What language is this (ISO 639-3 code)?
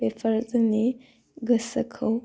brx